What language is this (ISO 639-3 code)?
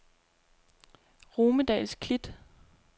dan